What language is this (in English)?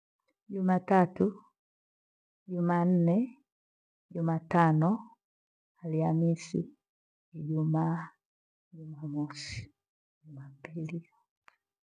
Gweno